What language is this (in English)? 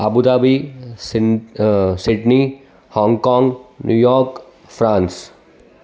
Sindhi